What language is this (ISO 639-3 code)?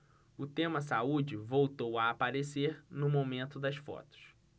por